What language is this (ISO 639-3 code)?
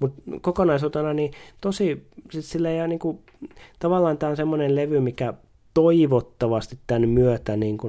fin